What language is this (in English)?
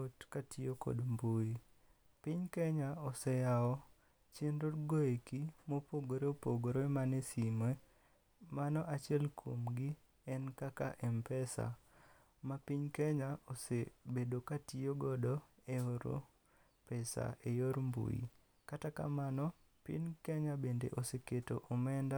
Luo (Kenya and Tanzania)